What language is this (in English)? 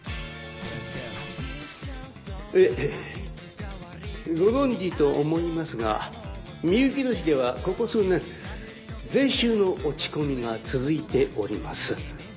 Japanese